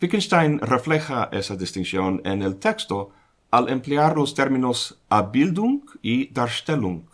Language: Spanish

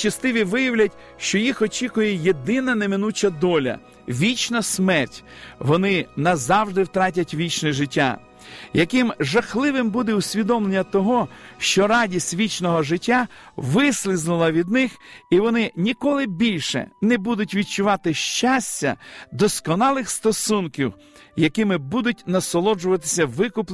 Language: Ukrainian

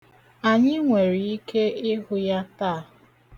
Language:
Igbo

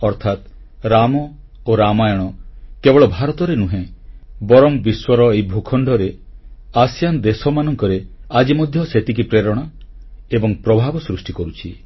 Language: Odia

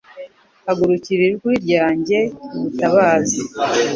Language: Kinyarwanda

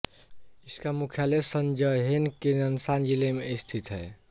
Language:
Hindi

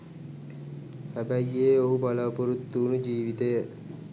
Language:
Sinhala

